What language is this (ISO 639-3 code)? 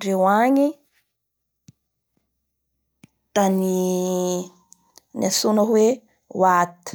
bhr